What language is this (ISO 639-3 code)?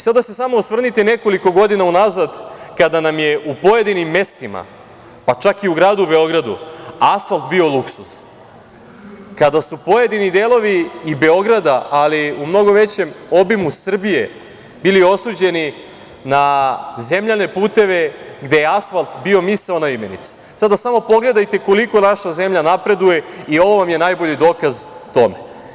srp